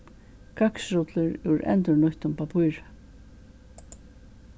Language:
Faroese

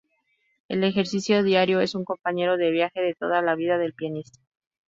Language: Spanish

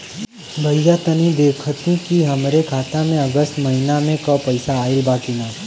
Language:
Bhojpuri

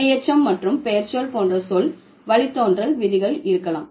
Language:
Tamil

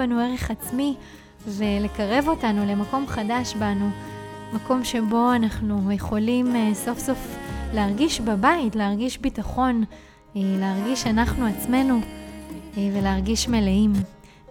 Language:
Hebrew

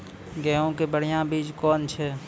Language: Maithili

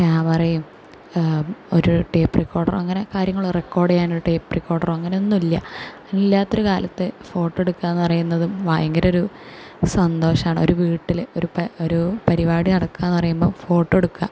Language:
Malayalam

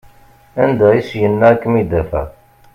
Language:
Kabyle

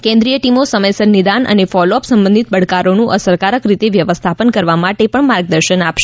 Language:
Gujarati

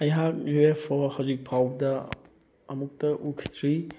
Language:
Manipuri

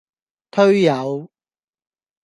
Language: Cantonese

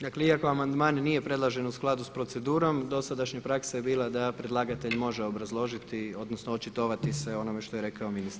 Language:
Croatian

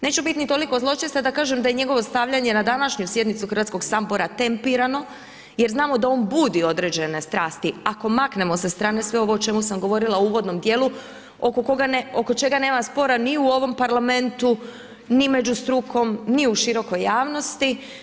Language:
Croatian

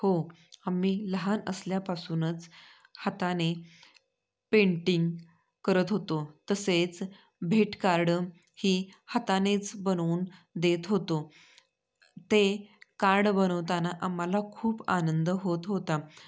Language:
Marathi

